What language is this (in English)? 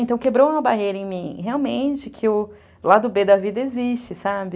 Portuguese